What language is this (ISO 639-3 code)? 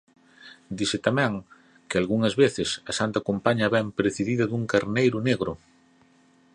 glg